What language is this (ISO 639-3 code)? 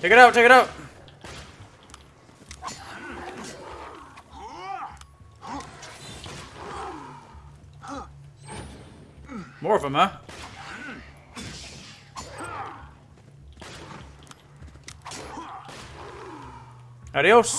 eng